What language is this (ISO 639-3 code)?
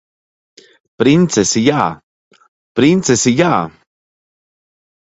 lav